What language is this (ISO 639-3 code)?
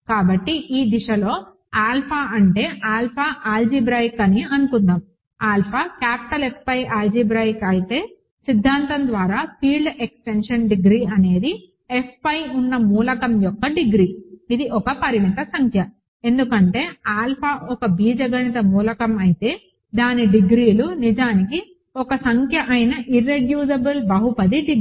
tel